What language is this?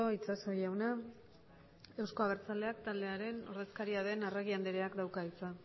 Basque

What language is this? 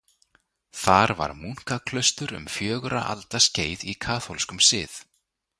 Icelandic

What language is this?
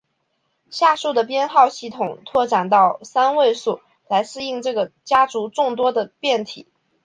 Chinese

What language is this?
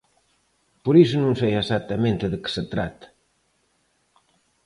Galician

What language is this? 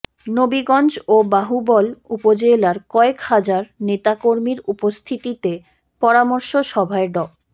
Bangla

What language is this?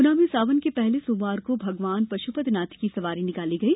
Hindi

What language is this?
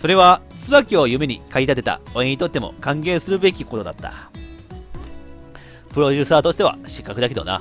Japanese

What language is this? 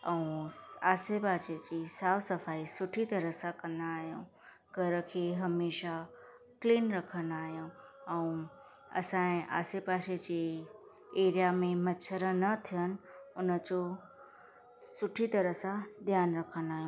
Sindhi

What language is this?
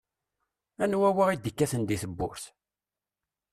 Kabyle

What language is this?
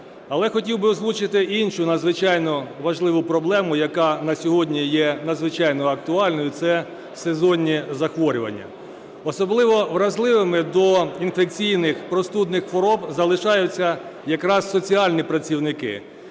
Ukrainian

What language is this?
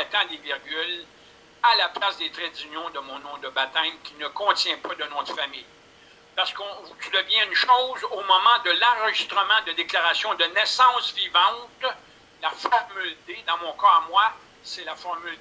French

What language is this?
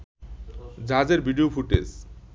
Bangla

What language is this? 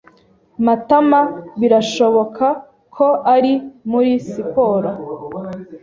Kinyarwanda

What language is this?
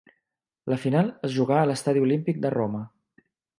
Catalan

